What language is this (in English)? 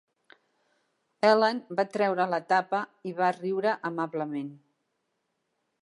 Catalan